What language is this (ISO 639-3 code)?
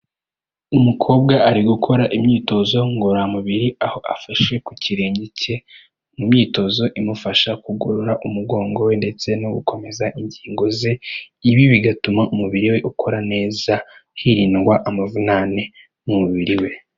kin